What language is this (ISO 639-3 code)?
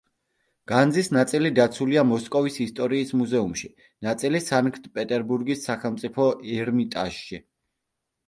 kat